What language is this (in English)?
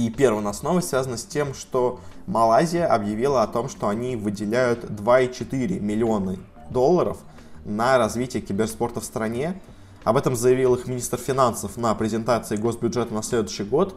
Russian